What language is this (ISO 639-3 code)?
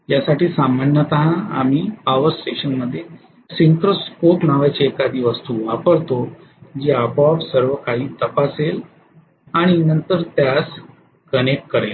mar